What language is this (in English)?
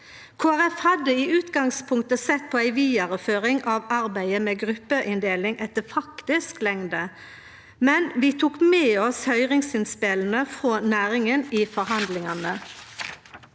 Norwegian